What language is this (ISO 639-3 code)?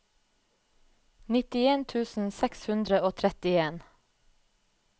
nor